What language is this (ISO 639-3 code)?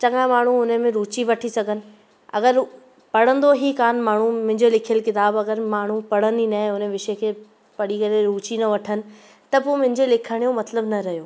snd